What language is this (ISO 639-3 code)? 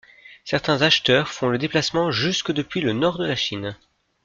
fra